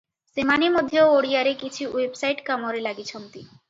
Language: Odia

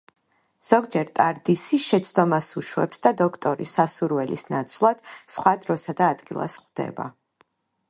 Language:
Georgian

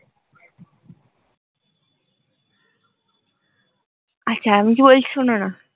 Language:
Bangla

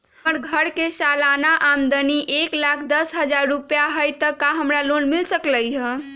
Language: Magahi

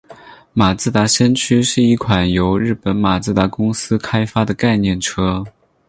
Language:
Chinese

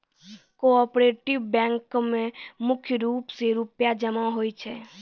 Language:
Maithili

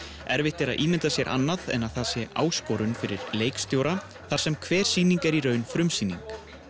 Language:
Icelandic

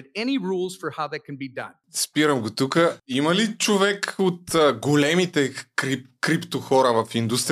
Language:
Bulgarian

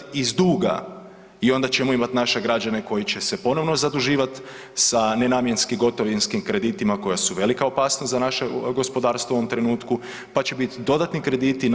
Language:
Croatian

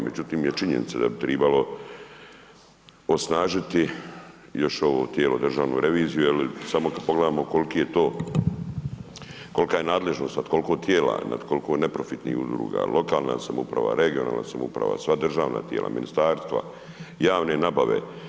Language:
Croatian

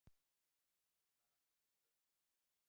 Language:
Icelandic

